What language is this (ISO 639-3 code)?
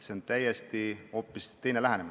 est